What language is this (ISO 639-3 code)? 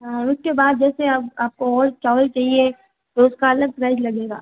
hin